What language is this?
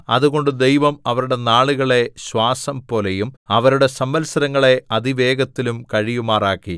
Malayalam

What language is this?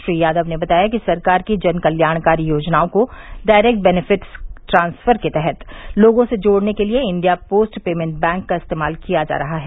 Hindi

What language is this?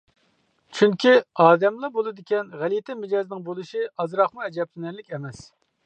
Uyghur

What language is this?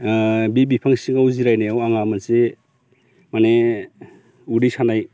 Bodo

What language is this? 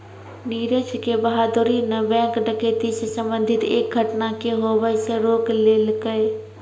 Maithili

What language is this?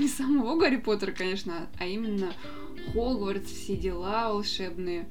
Russian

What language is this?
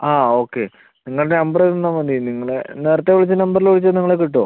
Malayalam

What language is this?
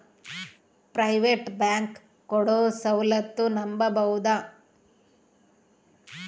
Kannada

